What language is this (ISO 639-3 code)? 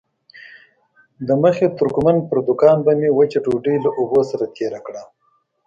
pus